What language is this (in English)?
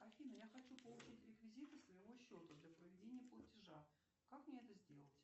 Russian